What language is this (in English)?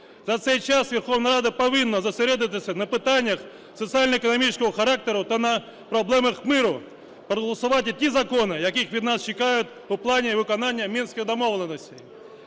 Ukrainian